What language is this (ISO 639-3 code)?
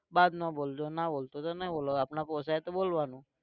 guj